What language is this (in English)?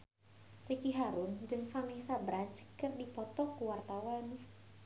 Sundanese